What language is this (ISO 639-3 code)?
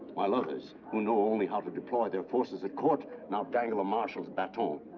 eng